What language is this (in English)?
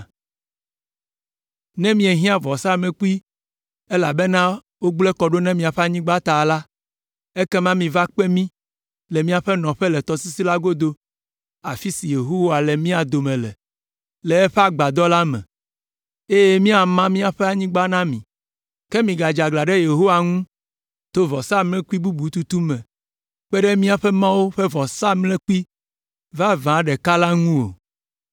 Ewe